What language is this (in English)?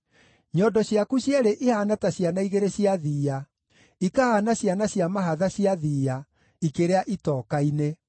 Kikuyu